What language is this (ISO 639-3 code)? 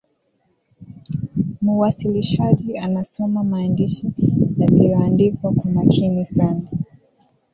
swa